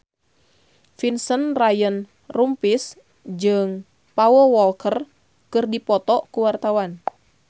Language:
Sundanese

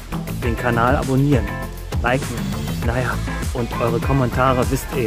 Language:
German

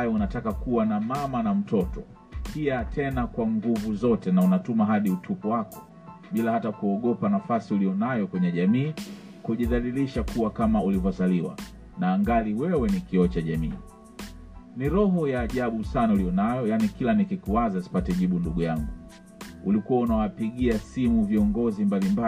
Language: Swahili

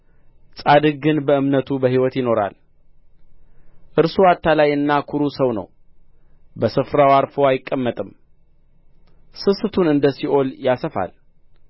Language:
Amharic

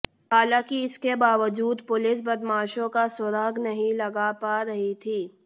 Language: Hindi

